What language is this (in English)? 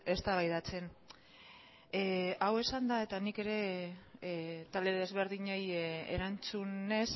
Basque